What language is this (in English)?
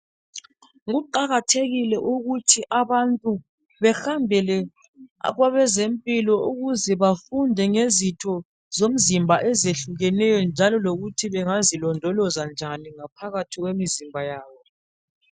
North Ndebele